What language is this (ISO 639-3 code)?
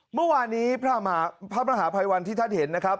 tha